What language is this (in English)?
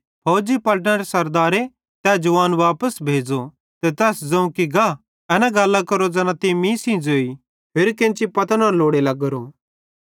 Bhadrawahi